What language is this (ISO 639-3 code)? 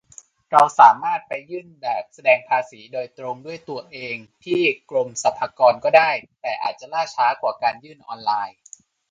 tha